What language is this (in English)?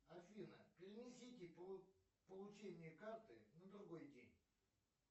Russian